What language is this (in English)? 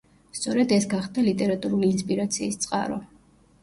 Georgian